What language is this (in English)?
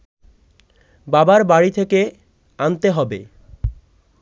Bangla